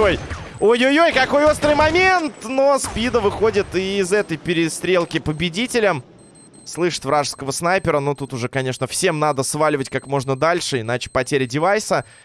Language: Russian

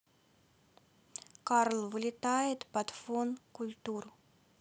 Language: Russian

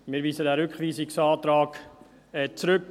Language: Swiss German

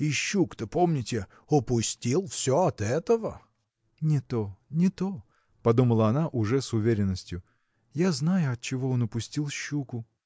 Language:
Russian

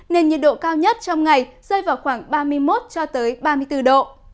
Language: Vietnamese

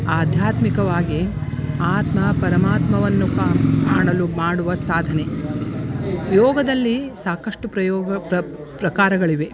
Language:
Kannada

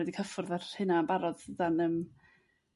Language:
Welsh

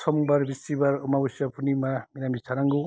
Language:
Bodo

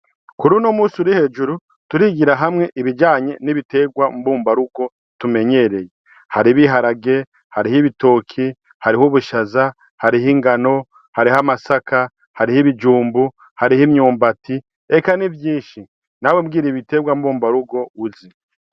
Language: Rundi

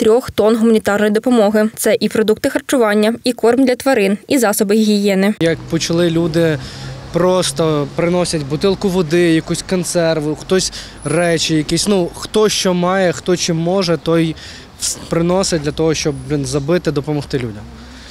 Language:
Ukrainian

